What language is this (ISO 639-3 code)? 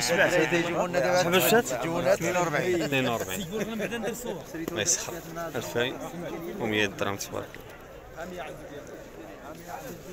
ara